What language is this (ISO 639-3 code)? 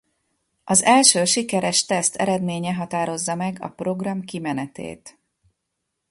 hun